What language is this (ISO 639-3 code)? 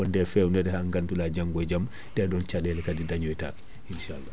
ful